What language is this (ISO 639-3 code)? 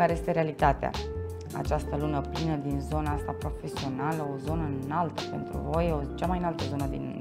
ron